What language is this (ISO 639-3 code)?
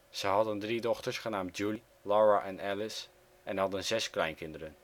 nld